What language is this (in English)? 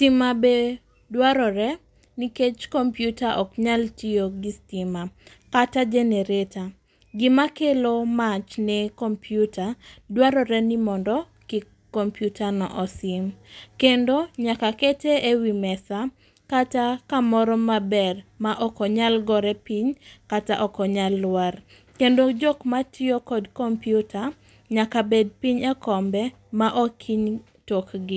Luo (Kenya and Tanzania)